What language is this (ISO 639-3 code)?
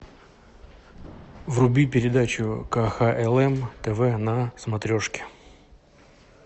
rus